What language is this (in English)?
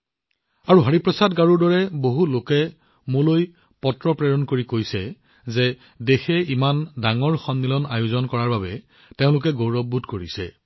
Assamese